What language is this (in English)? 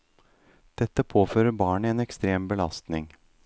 Norwegian